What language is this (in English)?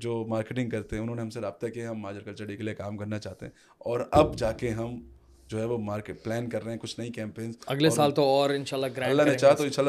Urdu